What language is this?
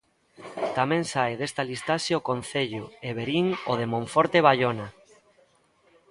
Galician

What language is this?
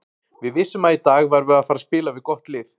Icelandic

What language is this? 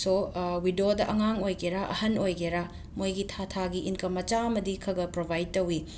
Manipuri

